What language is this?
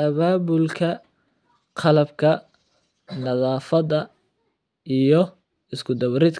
Somali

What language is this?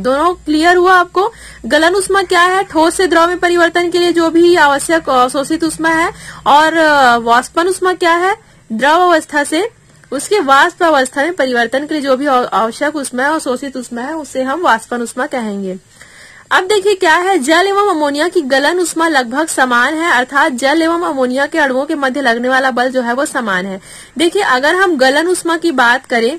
Hindi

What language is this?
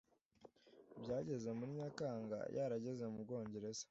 Kinyarwanda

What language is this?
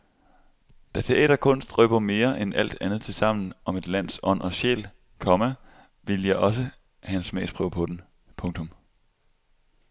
Danish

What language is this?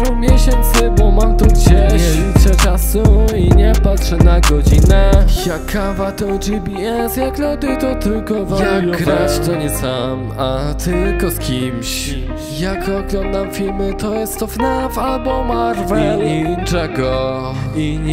Polish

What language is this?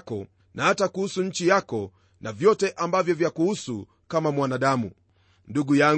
Swahili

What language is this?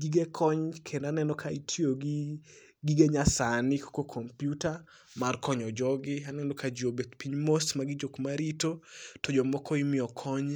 Luo (Kenya and Tanzania)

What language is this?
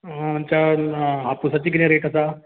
Konkani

